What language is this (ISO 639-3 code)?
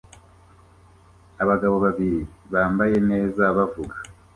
kin